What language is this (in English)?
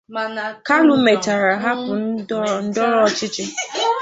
Igbo